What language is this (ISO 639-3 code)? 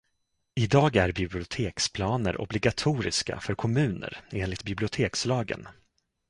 swe